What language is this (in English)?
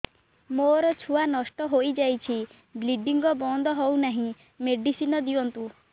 Odia